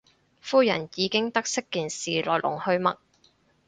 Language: Cantonese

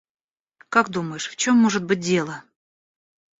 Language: Russian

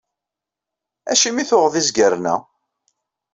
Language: Kabyle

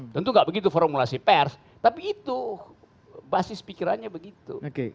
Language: Indonesian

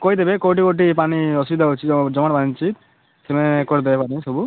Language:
Odia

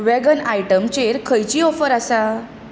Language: Konkani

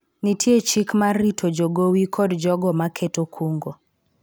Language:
Luo (Kenya and Tanzania)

